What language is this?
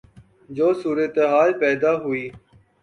Urdu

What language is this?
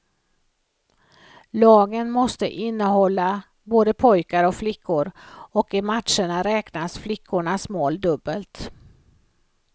Swedish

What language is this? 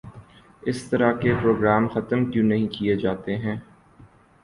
Urdu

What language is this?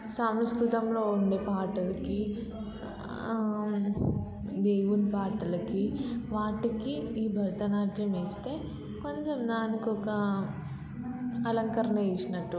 Telugu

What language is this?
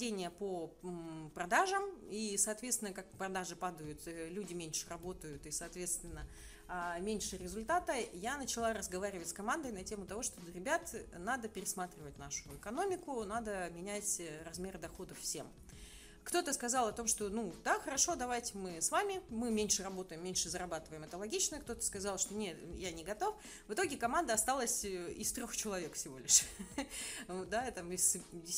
Russian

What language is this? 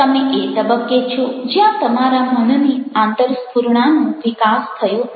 Gujarati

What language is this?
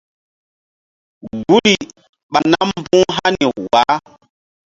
Mbum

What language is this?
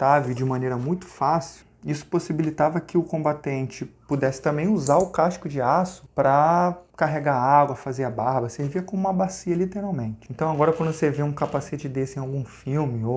Portuguese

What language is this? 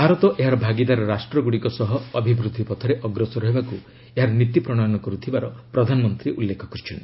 Odia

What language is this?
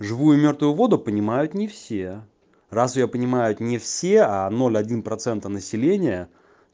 Russian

